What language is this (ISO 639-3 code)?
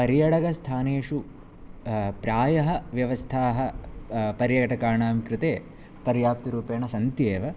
san